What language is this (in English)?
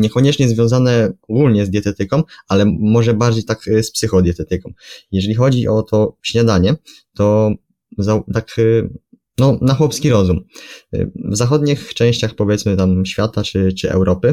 Polish